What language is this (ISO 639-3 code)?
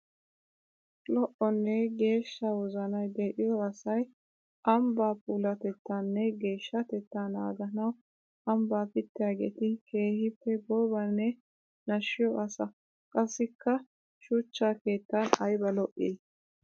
wal